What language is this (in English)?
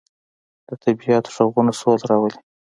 Pashto